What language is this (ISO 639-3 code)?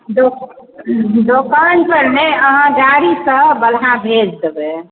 mai